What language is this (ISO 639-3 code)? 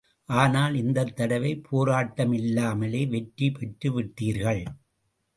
tam